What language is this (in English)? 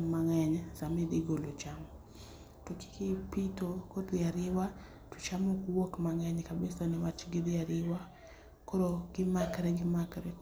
Luo (Kenya and Tanzania)